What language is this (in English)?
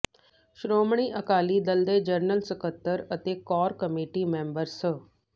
Punjabi